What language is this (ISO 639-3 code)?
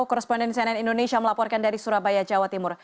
ind